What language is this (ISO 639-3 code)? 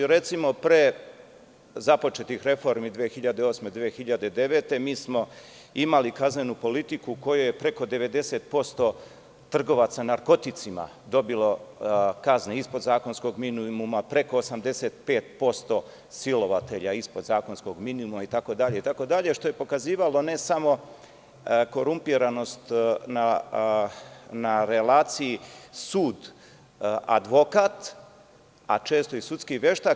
srp